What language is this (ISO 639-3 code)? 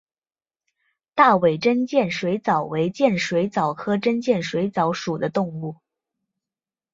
zho